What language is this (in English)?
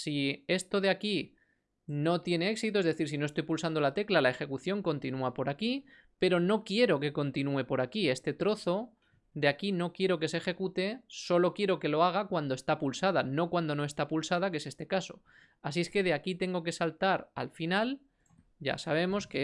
Spanish